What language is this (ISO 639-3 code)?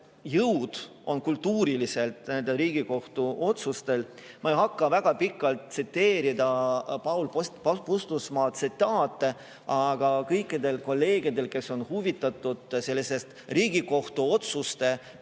est